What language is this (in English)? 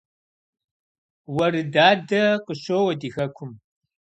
Kabardian